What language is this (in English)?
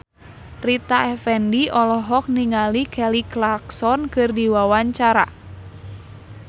Sundanese